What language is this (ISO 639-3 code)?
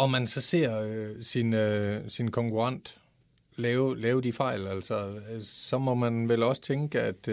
dan